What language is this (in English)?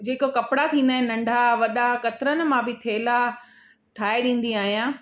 Sindhi